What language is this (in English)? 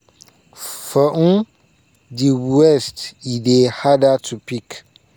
Nigerian Pidgin